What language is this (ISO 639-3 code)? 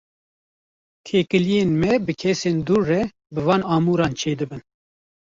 kur